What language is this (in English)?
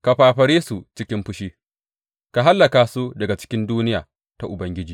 Hausa